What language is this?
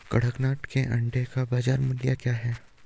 Hindi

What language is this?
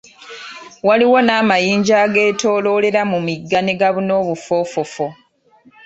Ganda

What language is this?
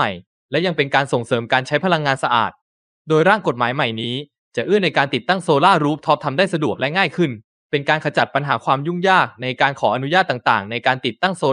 Thai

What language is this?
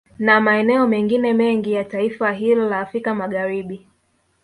Swahili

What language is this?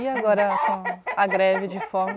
Portuguese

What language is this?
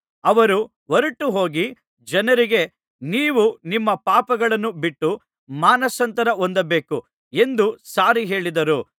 Kannada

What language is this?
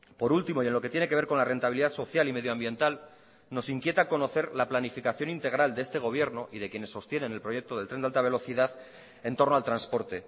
Spanish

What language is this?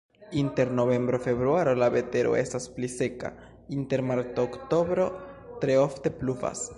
Esperanto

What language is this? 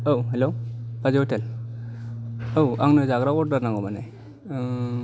Bodo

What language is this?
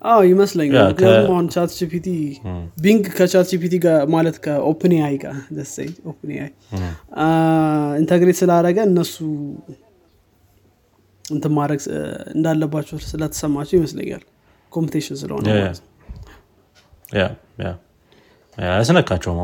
Amharic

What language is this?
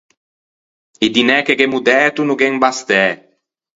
Ligurian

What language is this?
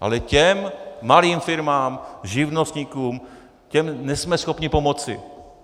Czech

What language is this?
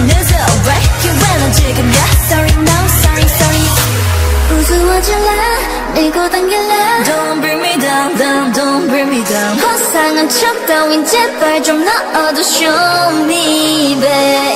Polish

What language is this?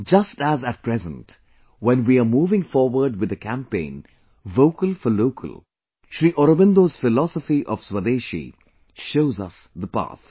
English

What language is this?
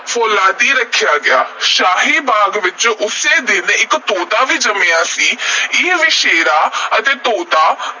Punjabi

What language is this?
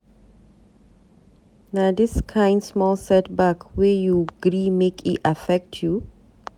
Nigerian Pidgin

